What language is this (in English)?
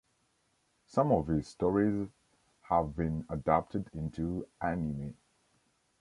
English